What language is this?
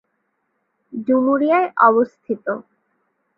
Bangla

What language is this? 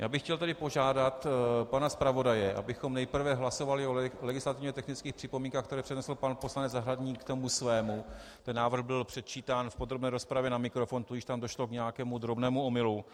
Czech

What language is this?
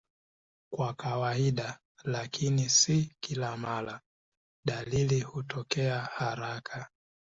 Swahili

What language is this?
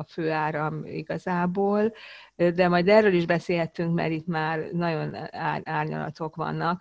Hungarian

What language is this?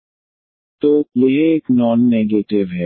Hindi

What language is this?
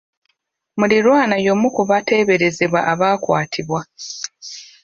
Ganda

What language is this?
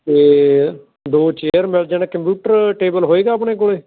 Punjabi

